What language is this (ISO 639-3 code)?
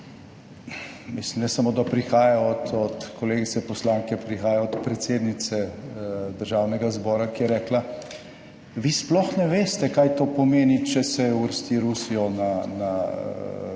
slv